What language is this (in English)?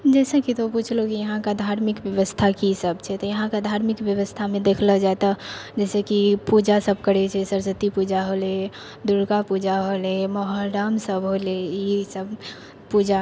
Maithili